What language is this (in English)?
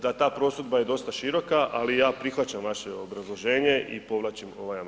Croatian